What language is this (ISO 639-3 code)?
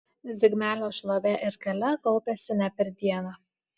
lit